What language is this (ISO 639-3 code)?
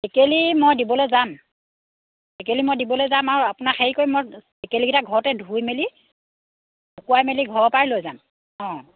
asm